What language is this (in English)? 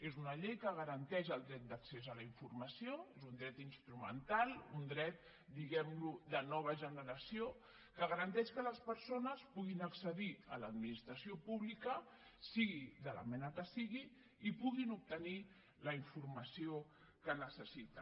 Catalan